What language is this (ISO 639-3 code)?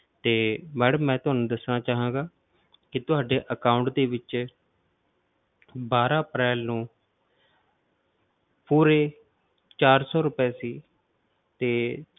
pan